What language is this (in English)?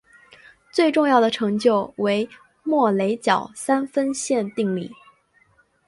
Chinese